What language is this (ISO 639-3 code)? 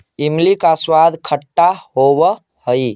mag